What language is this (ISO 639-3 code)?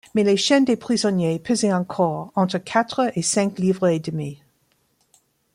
fra